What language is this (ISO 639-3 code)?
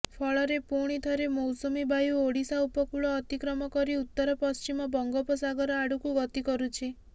ori